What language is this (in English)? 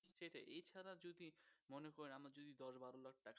Bangla